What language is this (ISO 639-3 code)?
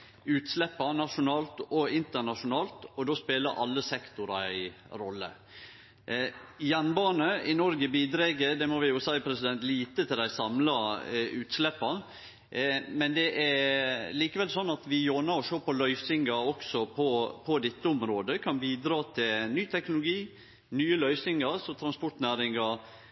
nno